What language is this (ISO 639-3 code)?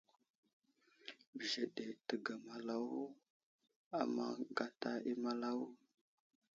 udl